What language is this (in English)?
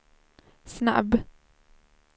Swedish